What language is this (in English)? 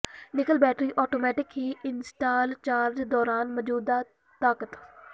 Punjabi